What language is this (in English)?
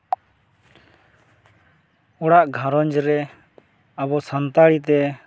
Santali